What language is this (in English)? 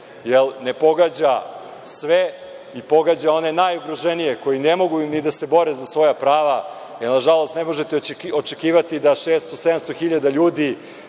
Serbian